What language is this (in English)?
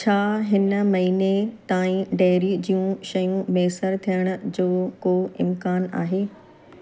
Sindhi